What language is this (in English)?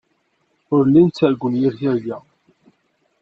Kabyle